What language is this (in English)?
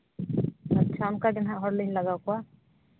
Santali